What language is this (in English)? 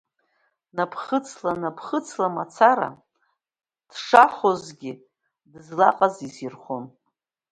Abkhazian